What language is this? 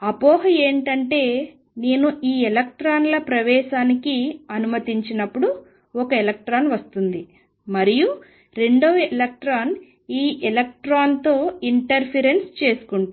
Telugu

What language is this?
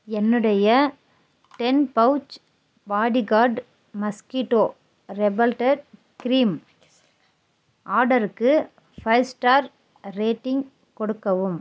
Tamil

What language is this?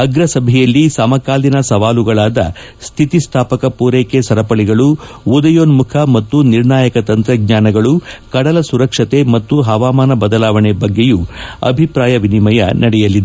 Kannada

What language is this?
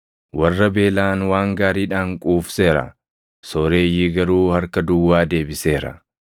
Oromo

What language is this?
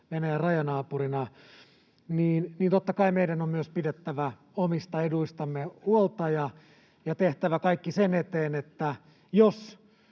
Finnish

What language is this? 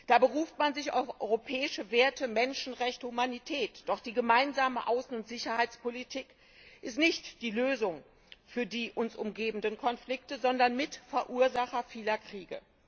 German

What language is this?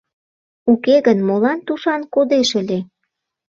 Mari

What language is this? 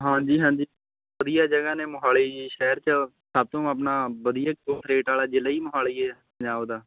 Punjabi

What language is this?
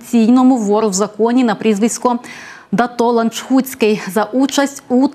Ukrainian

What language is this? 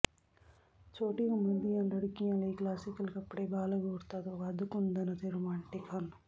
Punjabi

